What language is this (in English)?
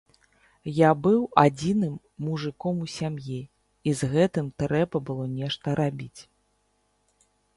Belarusian